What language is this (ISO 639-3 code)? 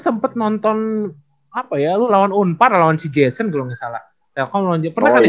ind